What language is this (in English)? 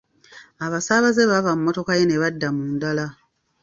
Ganda